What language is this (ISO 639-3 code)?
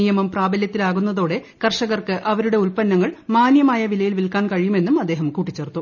mal